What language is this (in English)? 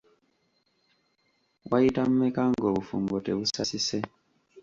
Ganda